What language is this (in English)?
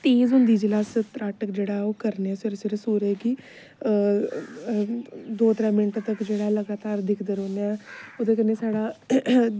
Dogri